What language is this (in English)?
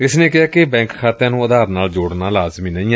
Punjabi